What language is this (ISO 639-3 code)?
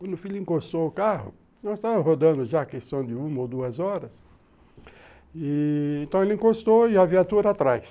por